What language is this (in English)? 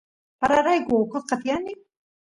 Santiago del Estero Quichua